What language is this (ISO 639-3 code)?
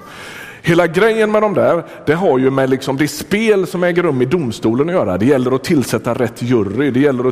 swe